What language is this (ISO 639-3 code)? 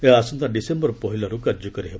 ori